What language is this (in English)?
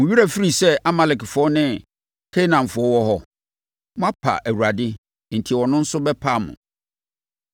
Akan